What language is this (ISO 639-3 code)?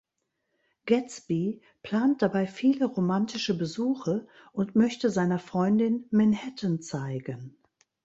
deu